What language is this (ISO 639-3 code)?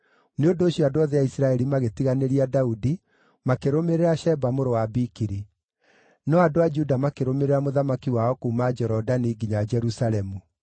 kik